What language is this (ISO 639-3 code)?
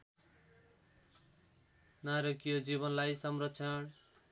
nep